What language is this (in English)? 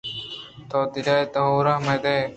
Eastern Balochi